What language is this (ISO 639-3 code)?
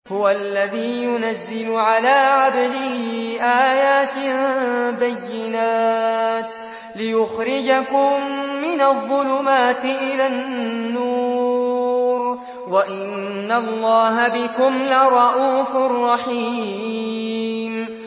ara